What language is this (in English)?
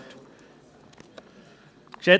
Swiss German